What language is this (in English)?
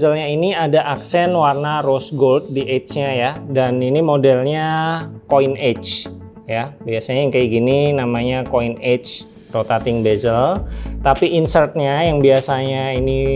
Indonesian